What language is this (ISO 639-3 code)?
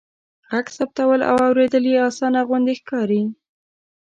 pus